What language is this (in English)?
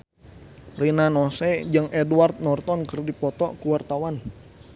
Sundanese